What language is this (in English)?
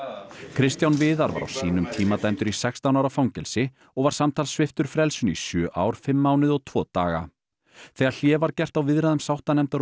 Icelandic